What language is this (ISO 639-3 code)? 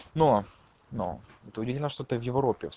rus